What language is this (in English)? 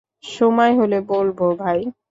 Bangla